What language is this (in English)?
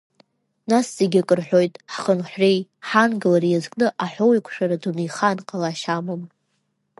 Abkhazian